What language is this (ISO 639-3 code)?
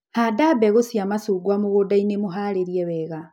kik